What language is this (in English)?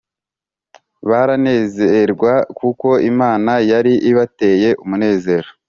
Kinyarwanda